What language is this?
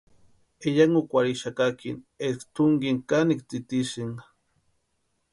Western Highland Purepecha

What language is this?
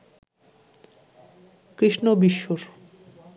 Bangla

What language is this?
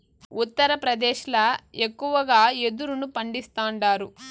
Telugu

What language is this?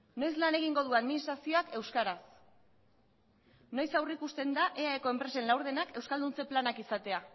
Basque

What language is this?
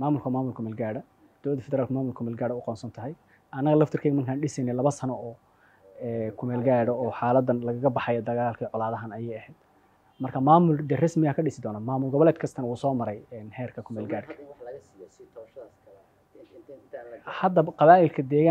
Arabic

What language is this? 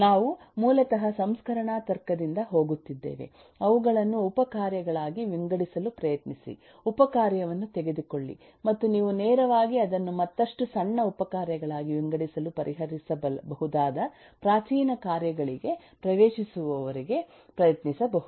Kannada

